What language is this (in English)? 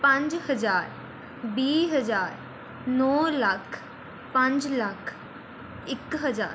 Punjabi